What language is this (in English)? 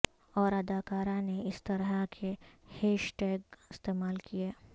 Urdu